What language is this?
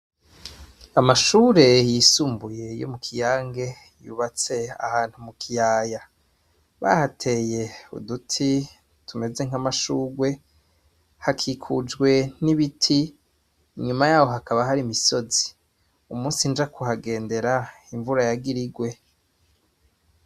Rundi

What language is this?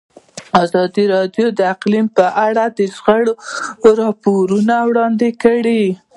Pashto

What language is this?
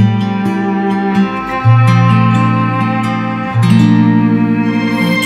Korean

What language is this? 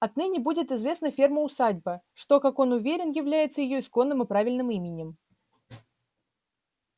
Russian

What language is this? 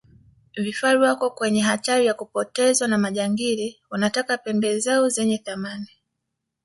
Swahili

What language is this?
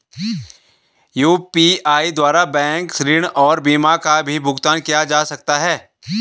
Hindi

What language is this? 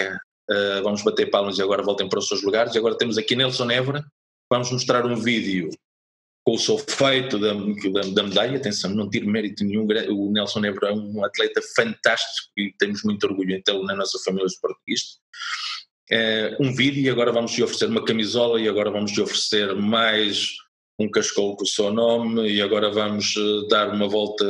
Portuguese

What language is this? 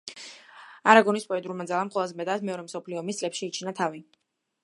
Georgian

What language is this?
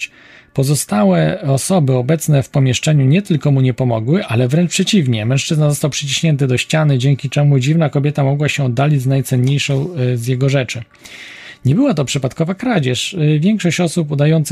Polish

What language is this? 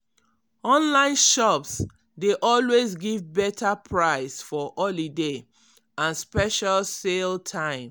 Nigerian Pidgin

